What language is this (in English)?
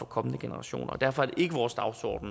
Danish